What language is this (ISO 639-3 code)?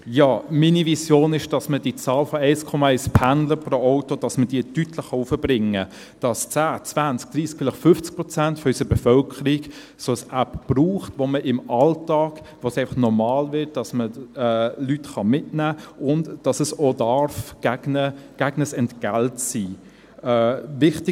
gsw